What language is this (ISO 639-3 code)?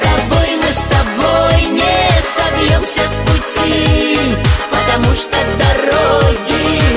vie